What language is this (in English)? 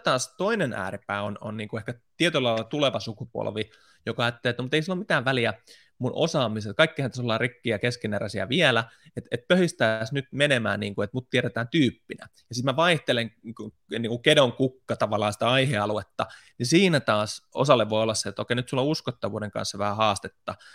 Finnish